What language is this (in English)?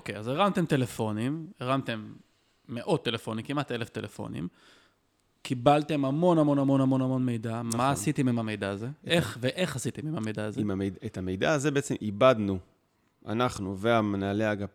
Hebrew